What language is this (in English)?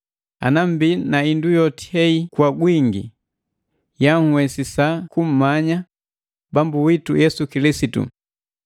Matengo